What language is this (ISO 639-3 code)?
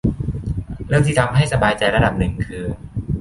tha